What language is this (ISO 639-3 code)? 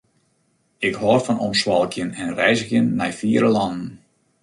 fry